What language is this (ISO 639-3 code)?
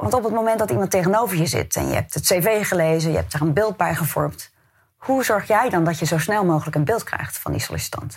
nld